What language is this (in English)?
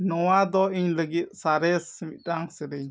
Santali